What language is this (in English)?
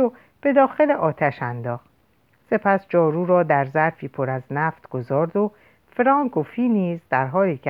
Persian